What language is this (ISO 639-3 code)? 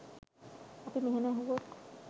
sin